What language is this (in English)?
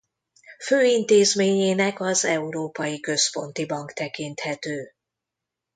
Hungarian